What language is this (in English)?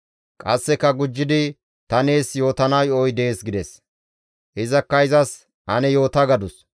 Gamo